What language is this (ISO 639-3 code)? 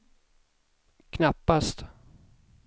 swe